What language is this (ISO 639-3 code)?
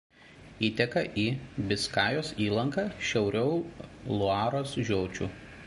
lit